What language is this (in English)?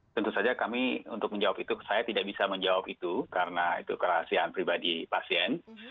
Indonesian